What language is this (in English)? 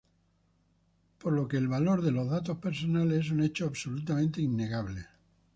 Spanish